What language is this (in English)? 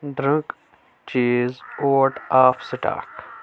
Kashmiri